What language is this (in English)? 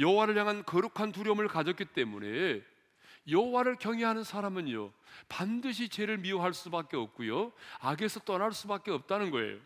Korean